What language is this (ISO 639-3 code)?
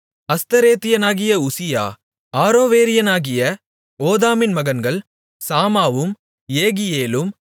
tam